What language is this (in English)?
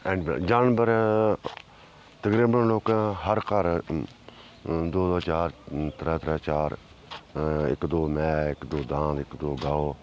Dogri